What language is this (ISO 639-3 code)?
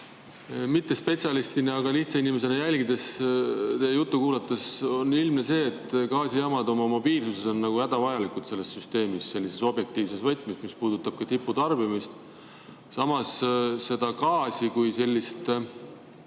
est